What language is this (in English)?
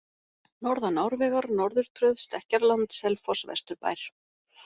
Icelandic